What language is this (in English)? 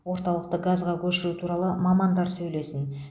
Kazakh